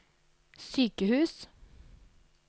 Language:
Norwegian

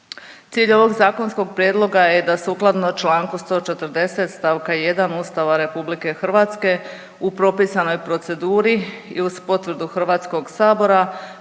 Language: Croatian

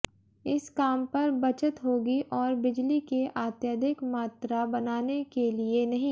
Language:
Hindi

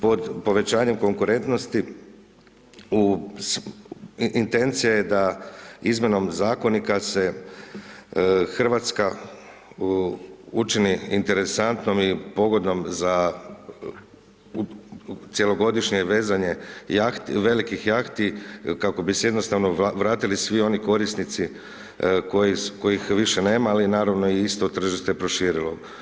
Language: Croatian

